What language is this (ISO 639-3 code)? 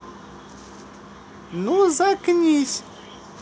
rus